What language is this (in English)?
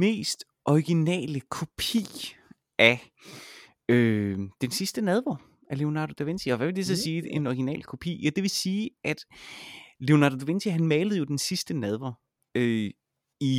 Danish